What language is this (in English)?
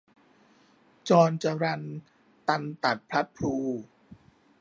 Thai